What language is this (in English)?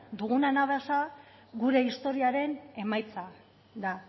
Basque